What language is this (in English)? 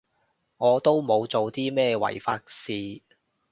Cantonese